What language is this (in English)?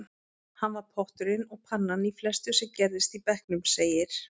Icelandic